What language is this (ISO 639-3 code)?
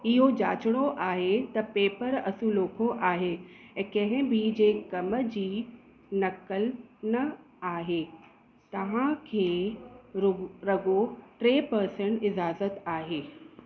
snd